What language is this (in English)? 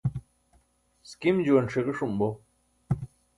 Burushaski